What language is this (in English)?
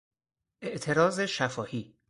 Persian